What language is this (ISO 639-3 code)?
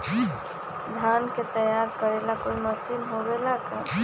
mag